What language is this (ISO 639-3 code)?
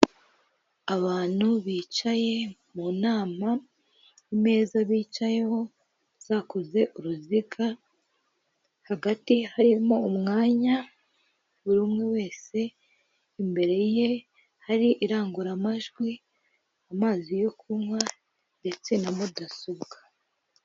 kin